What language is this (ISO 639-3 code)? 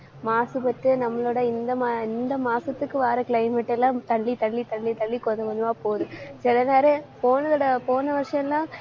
tam